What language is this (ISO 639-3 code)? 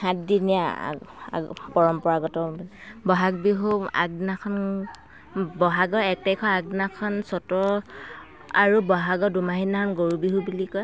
asm